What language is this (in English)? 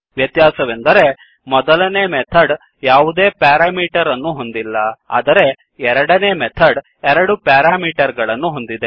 Kannada